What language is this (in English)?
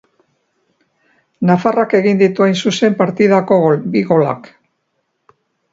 Basque